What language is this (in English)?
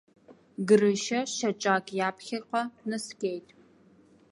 Abkhazian